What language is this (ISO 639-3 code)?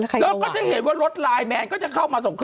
tha